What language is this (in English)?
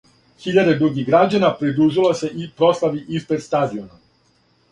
Serbian